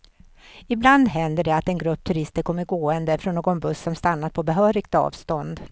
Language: Swedish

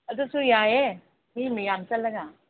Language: Manipuri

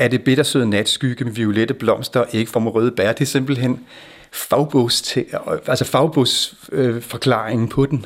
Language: Danish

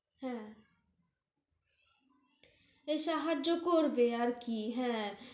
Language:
Bangla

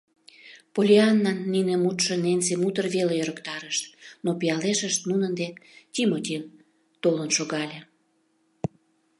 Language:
Mari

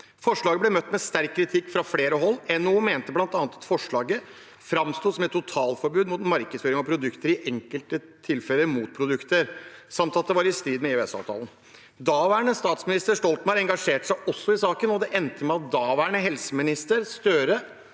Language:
Norwegian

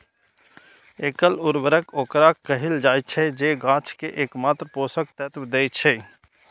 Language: Maithili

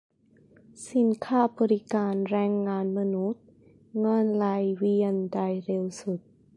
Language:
Thai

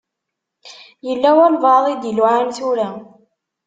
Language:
Kabyle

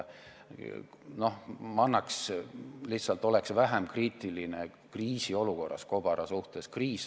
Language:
Estonian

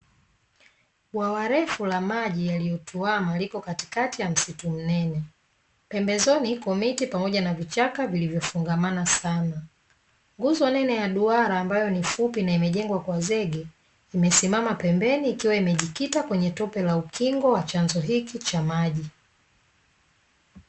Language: Swahili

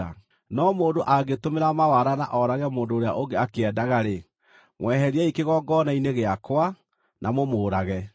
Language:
Kikuyu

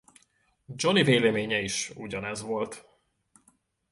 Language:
Hungarian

